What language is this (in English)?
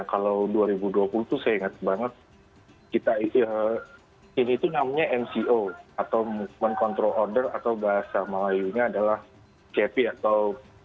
Indonesian